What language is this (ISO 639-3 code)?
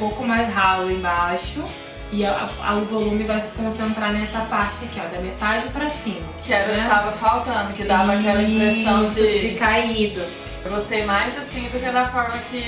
por